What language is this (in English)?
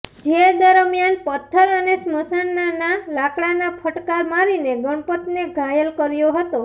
Gujarati